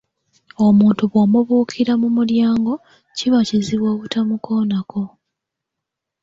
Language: Ganda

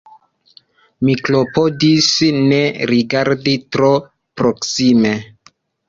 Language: Esperanto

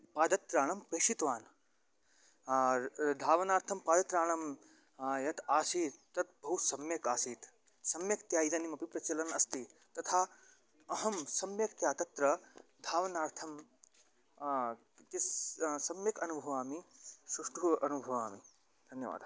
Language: Sanskrit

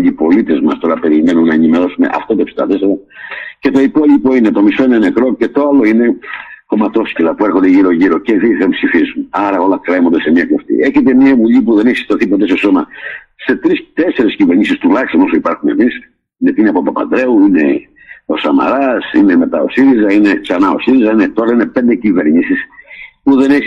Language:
Greek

